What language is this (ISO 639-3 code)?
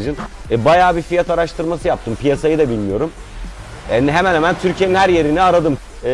tur